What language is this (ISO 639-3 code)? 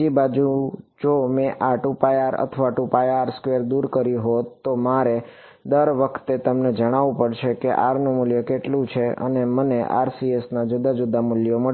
guj